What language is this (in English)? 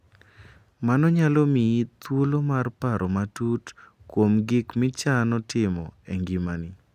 Luo (Kenya and Tanzania)